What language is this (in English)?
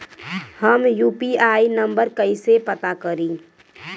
Bhojpuri